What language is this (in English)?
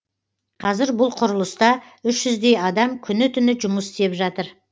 Kazakh